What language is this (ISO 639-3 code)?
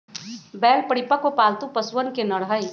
mag